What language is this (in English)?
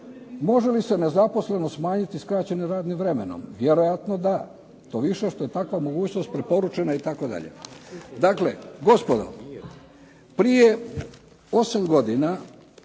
Croatian